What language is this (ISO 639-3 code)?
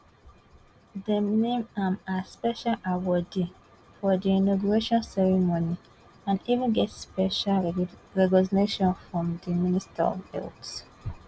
pcm